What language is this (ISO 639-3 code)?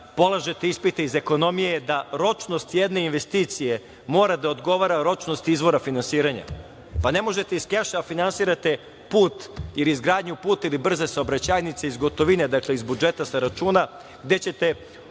srp